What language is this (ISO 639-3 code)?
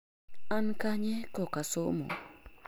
luo